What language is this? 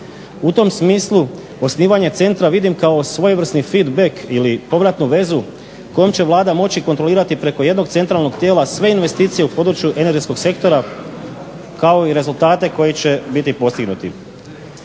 Croatian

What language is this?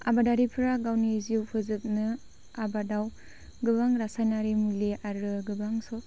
Bodo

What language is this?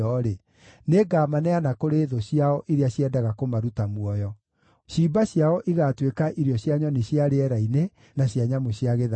Kikuyu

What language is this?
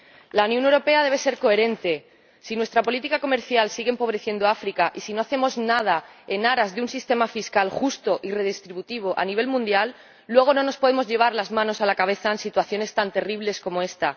Spanish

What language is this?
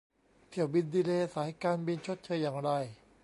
Thai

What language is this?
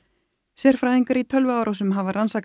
Icelandic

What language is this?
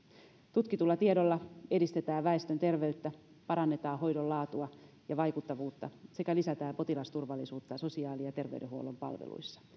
Finnish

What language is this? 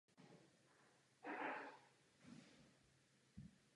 Czech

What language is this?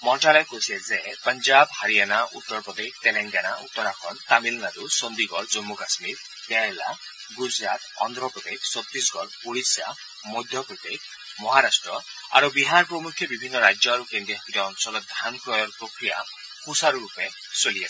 Assamese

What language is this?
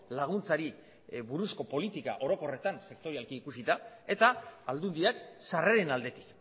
Basque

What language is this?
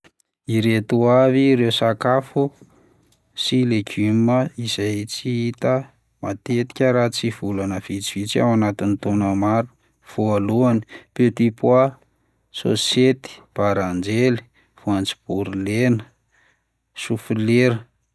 Malagasy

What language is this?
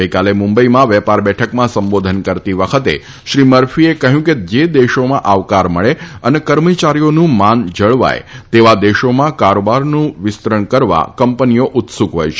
Gujarati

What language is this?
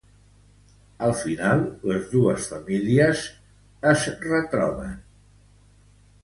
Catalan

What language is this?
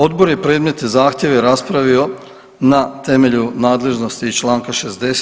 Croatian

